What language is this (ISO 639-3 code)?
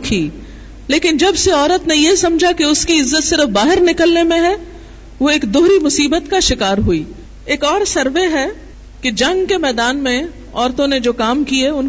urd